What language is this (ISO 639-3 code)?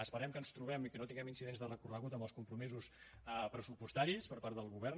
cat